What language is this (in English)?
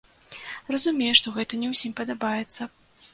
Belarusian